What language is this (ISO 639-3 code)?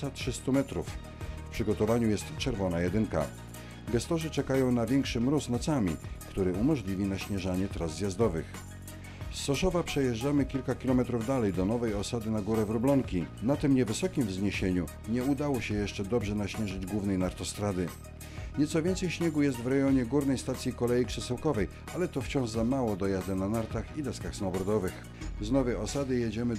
pol